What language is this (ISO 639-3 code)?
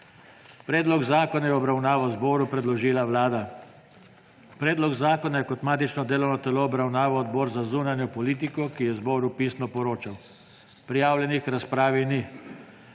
slv